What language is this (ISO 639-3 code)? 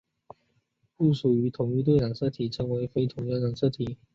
zho